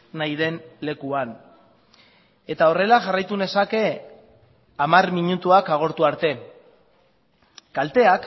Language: Basque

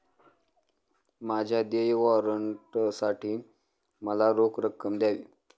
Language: Marathi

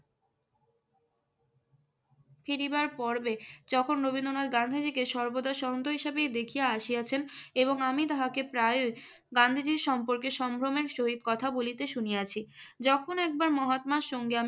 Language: Bangla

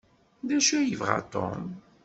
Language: Kabyle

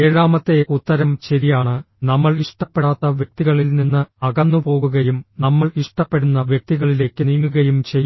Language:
Malayalam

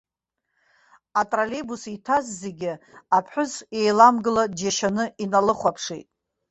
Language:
Abkhazian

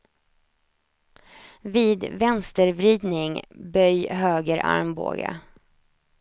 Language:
Swedish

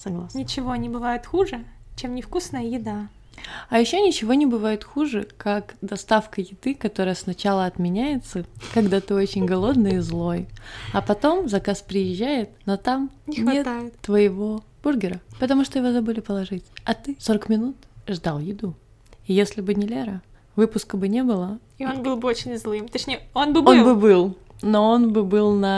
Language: Russian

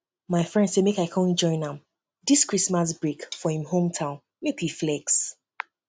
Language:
Nigerian Pidgin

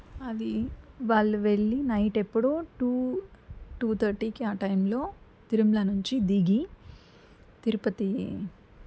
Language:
Telugu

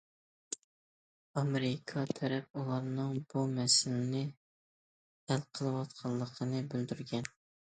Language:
Uyghur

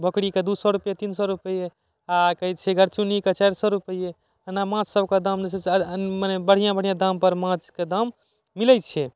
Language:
Maithili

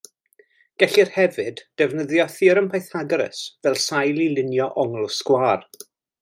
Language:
Welsh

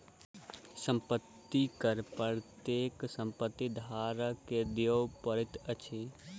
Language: Maithili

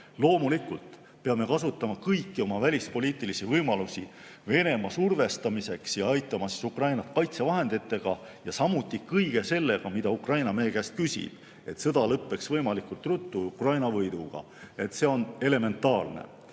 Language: Estonian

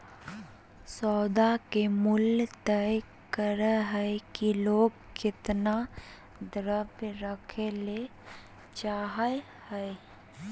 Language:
Magahi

